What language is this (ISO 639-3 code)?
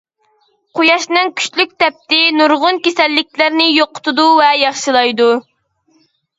uig